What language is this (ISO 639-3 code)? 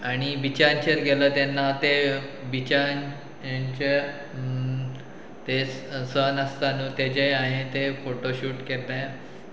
kok